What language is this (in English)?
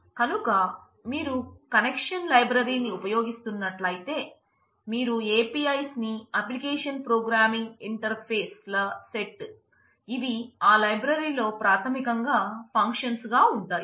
Telugu